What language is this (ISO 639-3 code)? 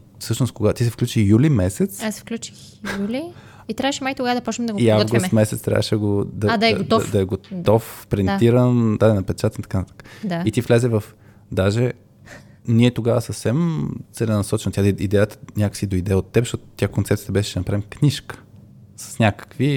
bul